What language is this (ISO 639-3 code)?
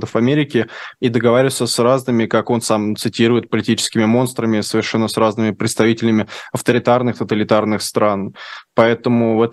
rus